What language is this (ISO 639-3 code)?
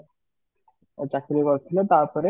ori